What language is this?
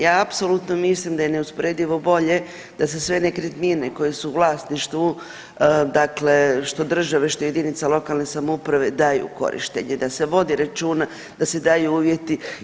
Croatian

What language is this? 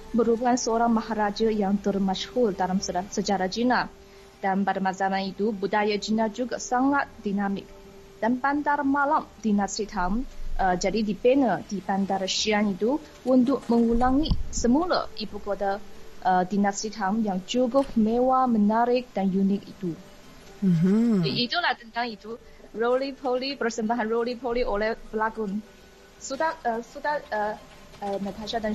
Malay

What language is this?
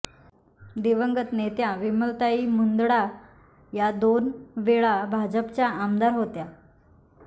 Marathi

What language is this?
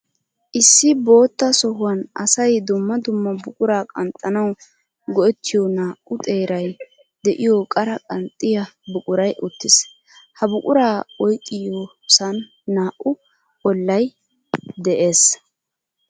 Wolaytta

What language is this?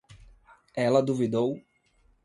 Portuguese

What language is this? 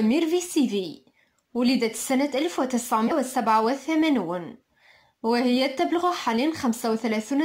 Arabic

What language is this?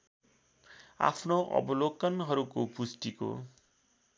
Nepali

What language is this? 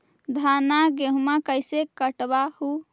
Magahi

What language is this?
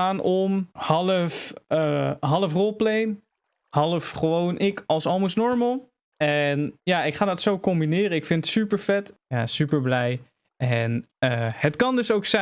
Dutch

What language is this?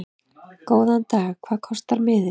Icelandic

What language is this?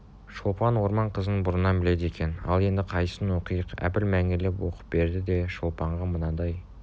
Kazakh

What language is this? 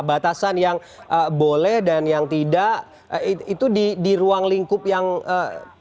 Indonesian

